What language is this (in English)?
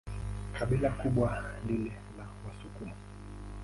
Swahili